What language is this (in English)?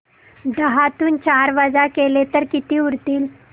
Marathi